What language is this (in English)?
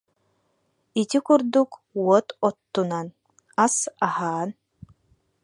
Yakut